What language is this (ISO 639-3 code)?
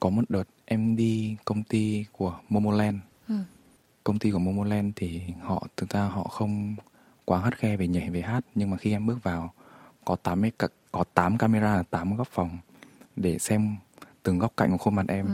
vie